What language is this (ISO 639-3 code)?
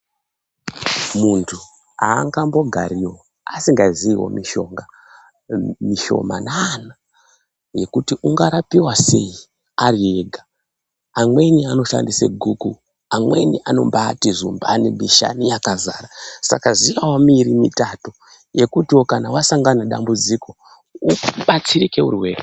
ndc